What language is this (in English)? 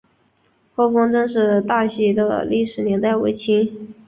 Chinese